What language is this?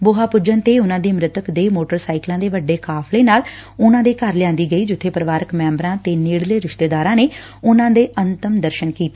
Punjabi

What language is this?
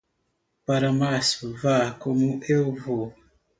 Portuguese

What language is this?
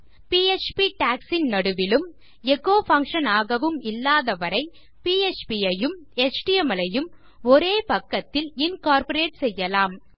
Tamil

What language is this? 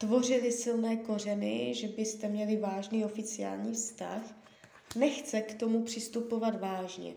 Czech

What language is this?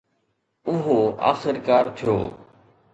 Sindhi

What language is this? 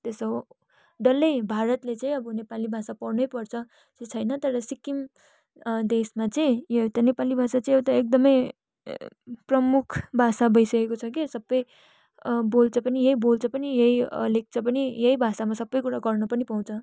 Nepali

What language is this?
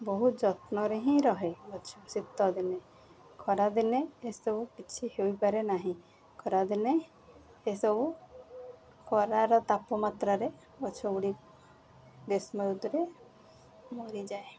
Odia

